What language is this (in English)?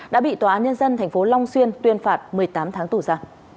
Vietnamese